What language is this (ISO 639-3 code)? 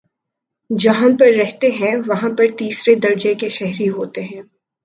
urd